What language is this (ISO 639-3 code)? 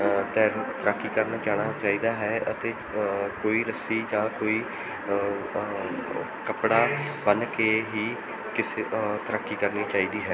pan